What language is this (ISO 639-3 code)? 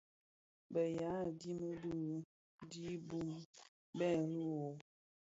ksf